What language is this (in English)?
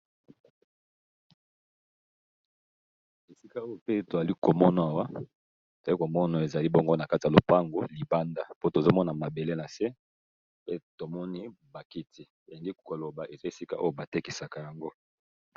Lingala